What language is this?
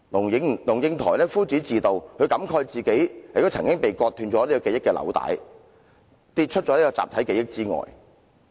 Cantonese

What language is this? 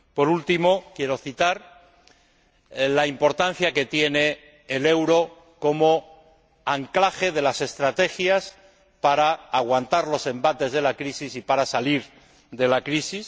Spanish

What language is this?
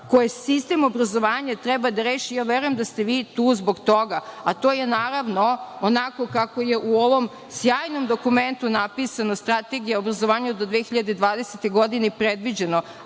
Serbian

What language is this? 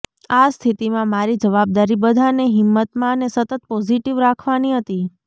Gujarati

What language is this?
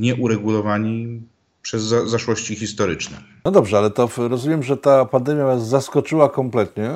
Polish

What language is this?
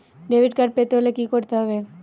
Bangla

